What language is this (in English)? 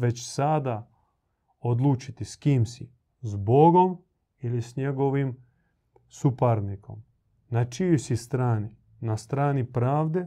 Croatian